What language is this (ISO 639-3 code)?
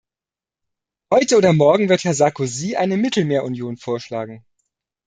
deu